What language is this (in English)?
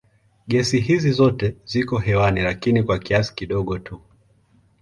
Swahili